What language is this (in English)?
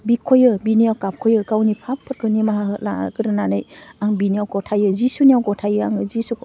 Bodo